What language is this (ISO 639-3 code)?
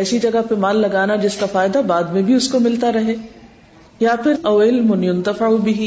urd